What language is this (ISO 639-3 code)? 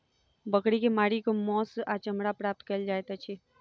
mai